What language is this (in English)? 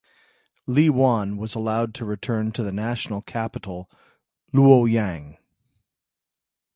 English